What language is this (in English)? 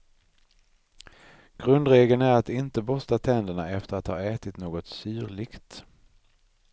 Swedish